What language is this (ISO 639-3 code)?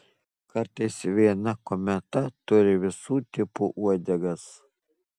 lit